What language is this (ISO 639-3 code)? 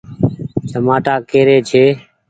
gig